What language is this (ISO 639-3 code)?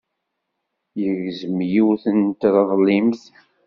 kab